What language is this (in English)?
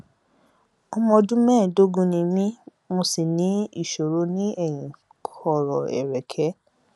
Yoruba